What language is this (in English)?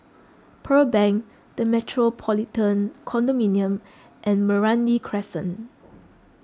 English